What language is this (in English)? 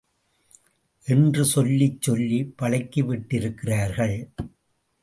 Tamil